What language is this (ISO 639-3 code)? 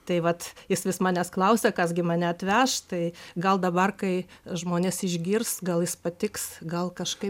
lit